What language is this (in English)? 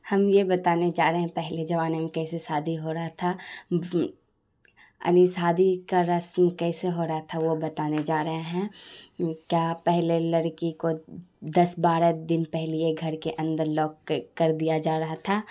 Urdu